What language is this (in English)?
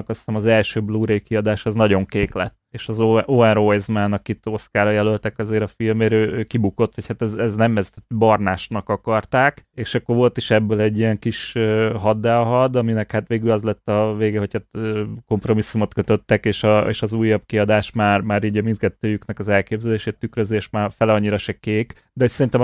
Hungarian